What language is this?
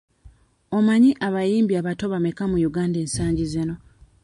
Ganda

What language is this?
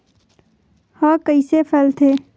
Chhattisgarhi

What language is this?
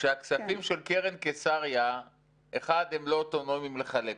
Hebrew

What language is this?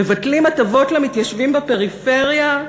Hebrew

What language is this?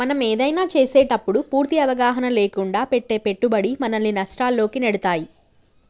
Telugu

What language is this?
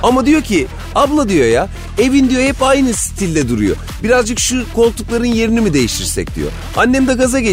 Turkish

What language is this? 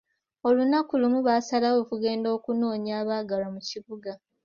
Ganda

